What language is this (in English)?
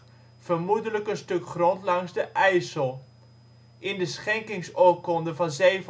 Dutch